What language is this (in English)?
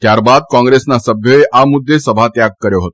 Gujarati